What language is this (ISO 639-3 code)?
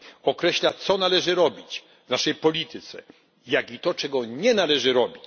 pol